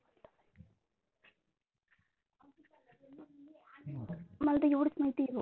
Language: Marathi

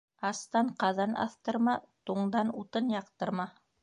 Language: Bashkir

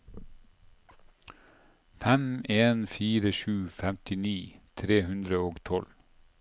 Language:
Norwegian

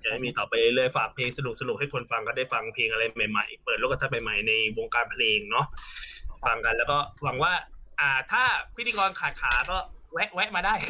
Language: Thai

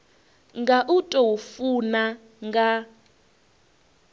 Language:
Venda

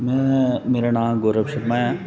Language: Dogri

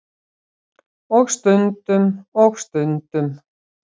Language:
Icelandic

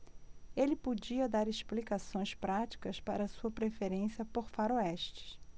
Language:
Portuguese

